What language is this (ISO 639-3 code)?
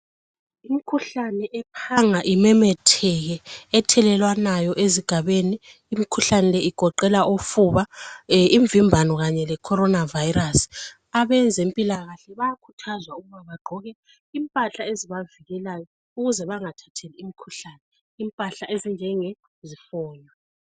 nde